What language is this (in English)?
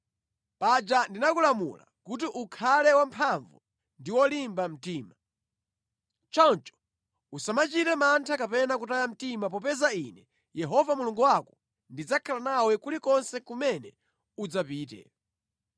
Nyanja